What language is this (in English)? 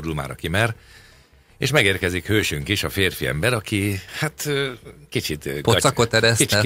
Hungarian